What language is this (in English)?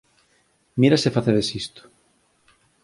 Galician